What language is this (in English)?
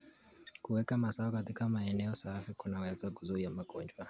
Kalenjin